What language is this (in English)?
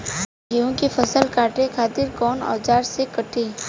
Bhojpuri